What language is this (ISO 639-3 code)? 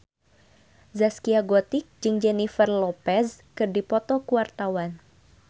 sun